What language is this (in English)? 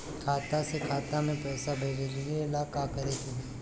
Bhojpuri